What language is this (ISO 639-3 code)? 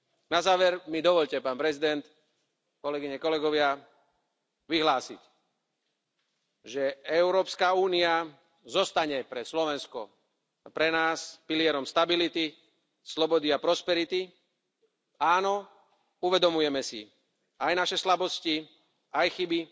slk